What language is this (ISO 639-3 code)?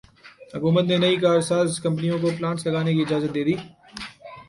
urd